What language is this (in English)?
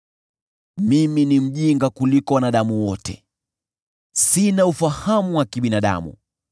Swahili